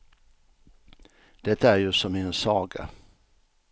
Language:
Swedish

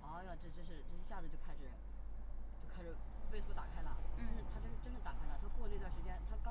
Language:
Chinese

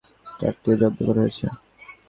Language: Bangla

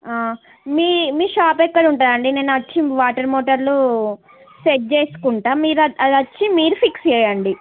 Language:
Telugu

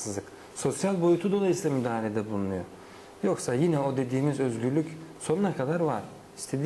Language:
Turkish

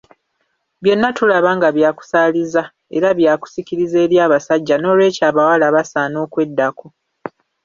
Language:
Ganda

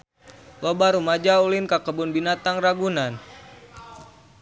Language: Sundanese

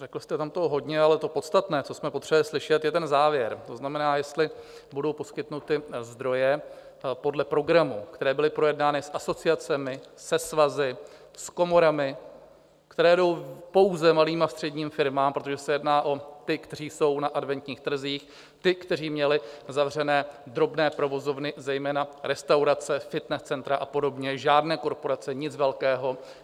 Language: Czech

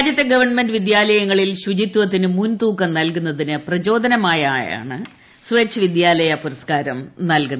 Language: Malayalam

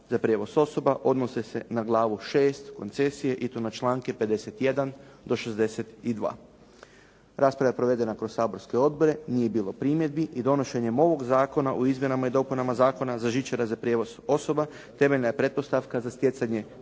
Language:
Croatian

